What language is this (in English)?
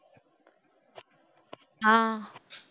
Tamil